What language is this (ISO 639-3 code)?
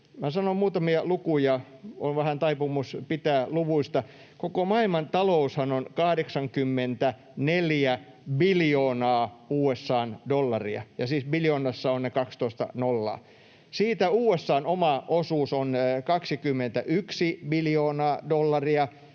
fin